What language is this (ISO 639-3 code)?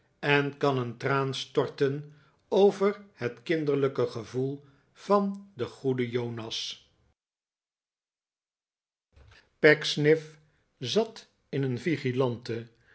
nld